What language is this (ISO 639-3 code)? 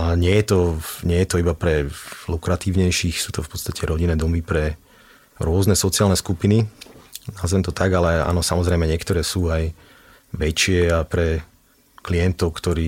slk